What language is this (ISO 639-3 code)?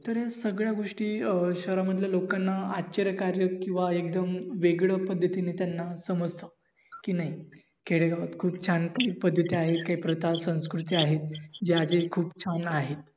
mar